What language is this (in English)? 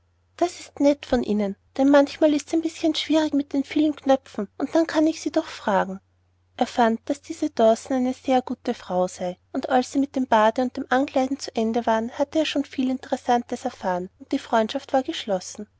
German